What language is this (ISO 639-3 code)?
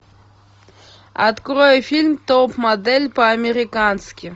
rus